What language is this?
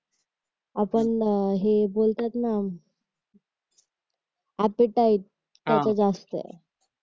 Marathi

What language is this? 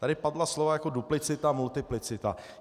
Czech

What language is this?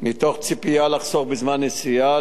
Hebrew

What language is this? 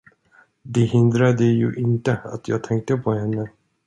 Swedish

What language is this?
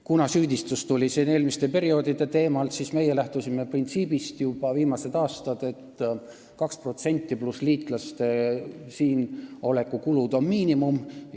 Estonian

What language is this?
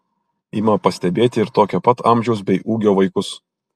Lithuanian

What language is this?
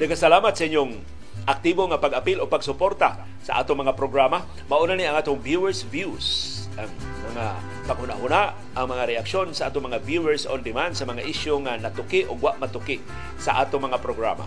Filipino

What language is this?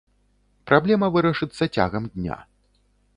Belarusian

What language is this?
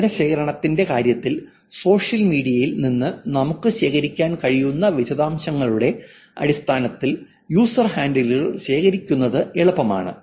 Malayalam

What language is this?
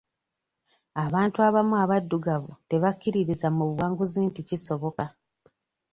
Ganda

